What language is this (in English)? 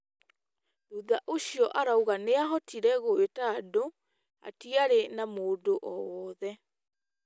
Kikuyu